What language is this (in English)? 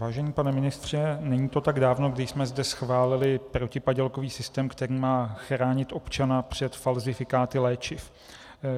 Czech